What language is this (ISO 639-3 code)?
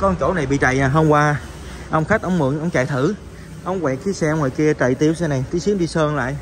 vie